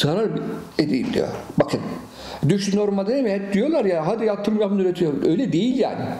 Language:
Turkish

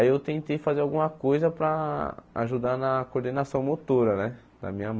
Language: Portuguese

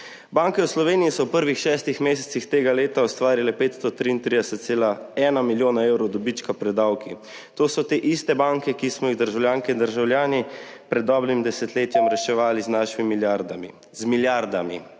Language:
Slovenian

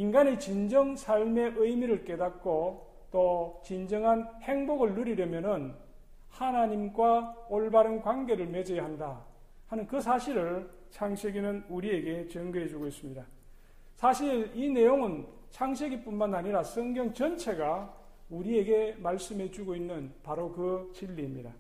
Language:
Korean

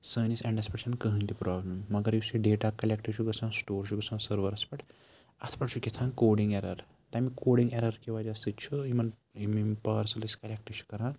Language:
Kashmiri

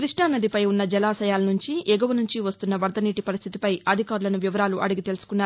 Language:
Telugu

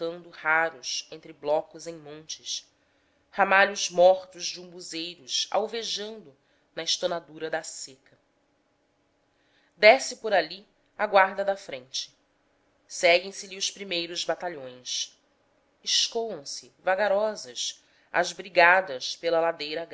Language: Portuguese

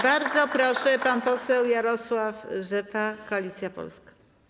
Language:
Polish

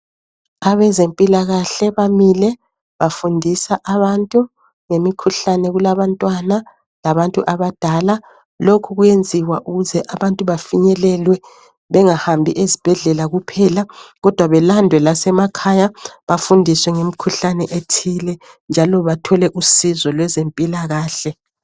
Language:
North Ndebele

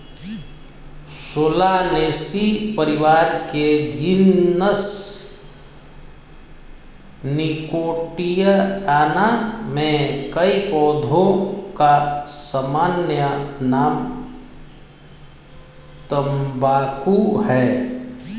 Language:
Hindi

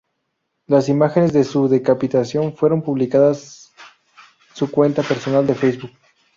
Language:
Spanish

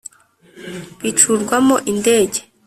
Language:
Kinyarwanda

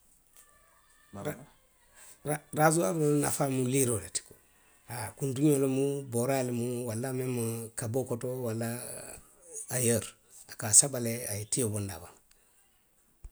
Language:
Western Maninkakan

